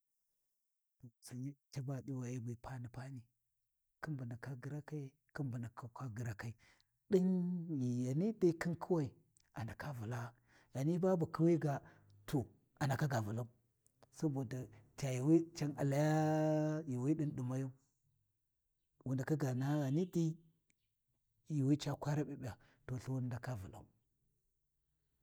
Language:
Warji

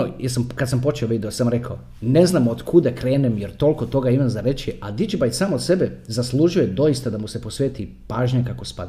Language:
Croatian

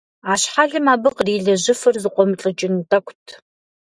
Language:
Kabardian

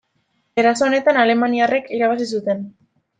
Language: Basque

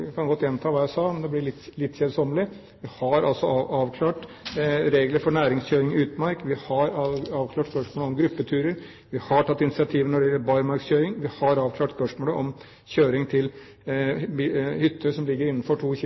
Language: Norwegian Bokmål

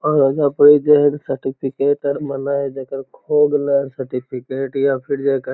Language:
Magahi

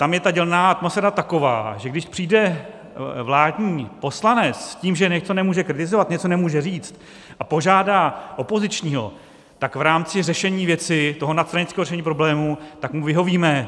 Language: Czech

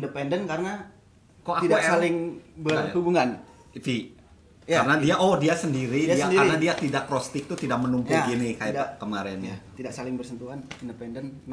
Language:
Indonesian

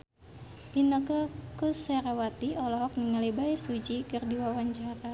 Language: Sundanese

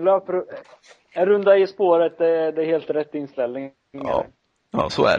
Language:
Swedish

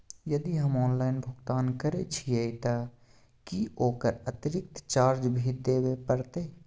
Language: Maithili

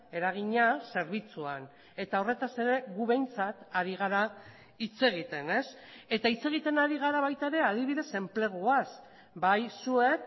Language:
Basque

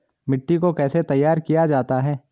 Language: Hindi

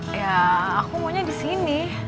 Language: Indonesian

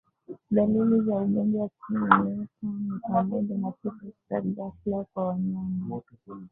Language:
Swahili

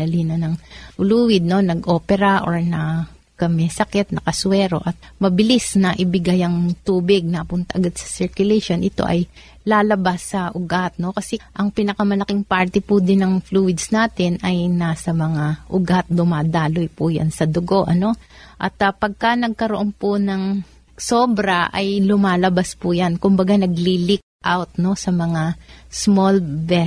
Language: Filipino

